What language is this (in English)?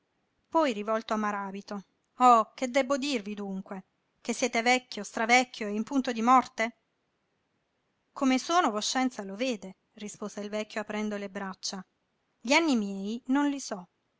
Italian